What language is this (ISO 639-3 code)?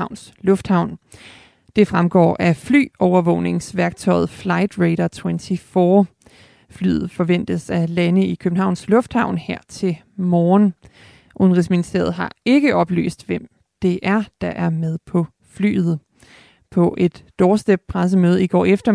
dan